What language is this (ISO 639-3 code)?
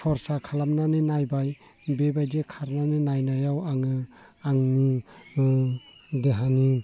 brx